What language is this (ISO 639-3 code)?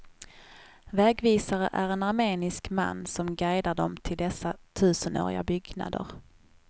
swe